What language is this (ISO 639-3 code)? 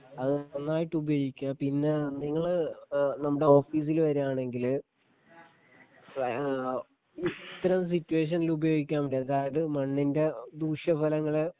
mal